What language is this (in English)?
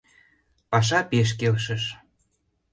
Mari